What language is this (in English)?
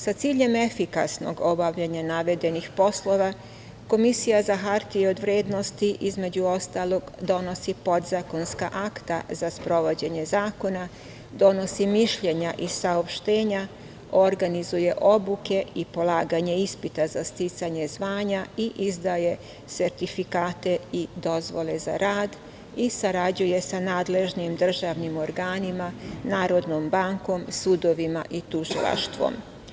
Serbian